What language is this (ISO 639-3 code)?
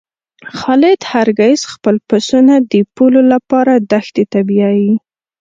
pus